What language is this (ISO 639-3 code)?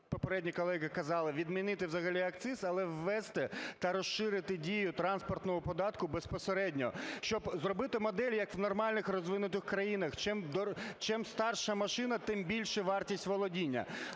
ukr